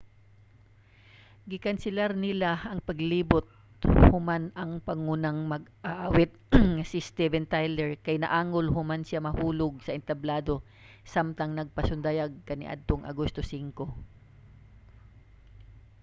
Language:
Cebuano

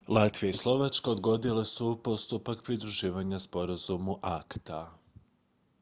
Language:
Croatian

